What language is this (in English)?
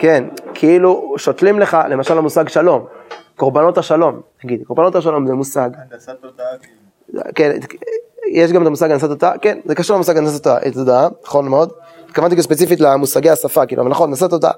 Hebrew